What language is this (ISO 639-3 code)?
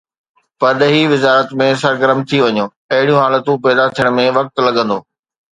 snd